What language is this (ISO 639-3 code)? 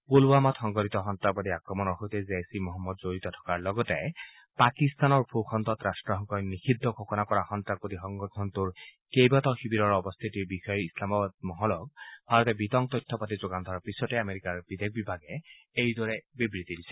asm